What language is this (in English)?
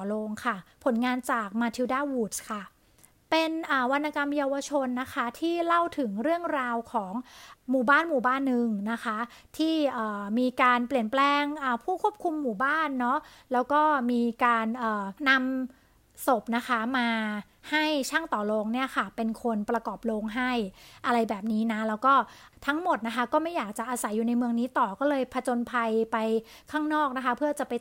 Thai